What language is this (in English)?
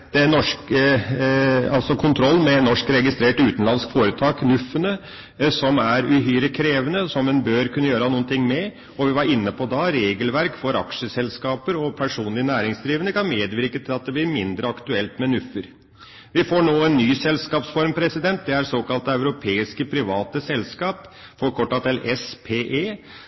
Norwegian Bokmål